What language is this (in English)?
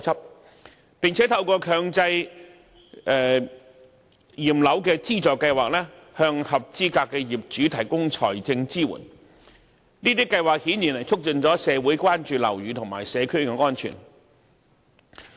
Cantonese